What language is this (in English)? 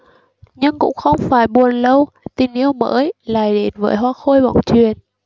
Vietnamese